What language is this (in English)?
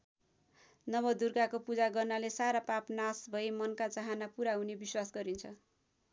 Nepali